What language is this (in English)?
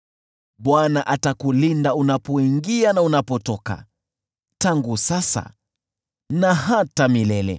Swahili